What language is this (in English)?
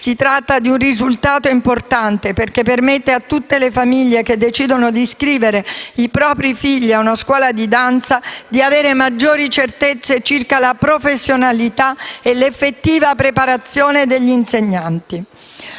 Italian